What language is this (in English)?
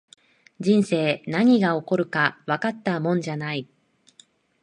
Japanese